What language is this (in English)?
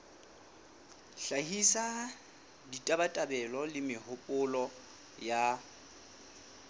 Southern Sotho